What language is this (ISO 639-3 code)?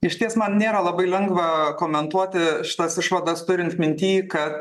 lit